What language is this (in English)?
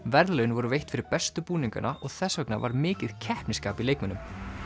Icelandic